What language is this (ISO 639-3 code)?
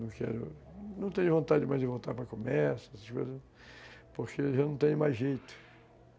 por